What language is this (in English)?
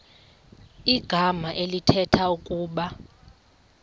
Xhosa